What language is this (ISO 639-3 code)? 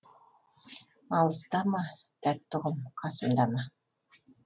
kaz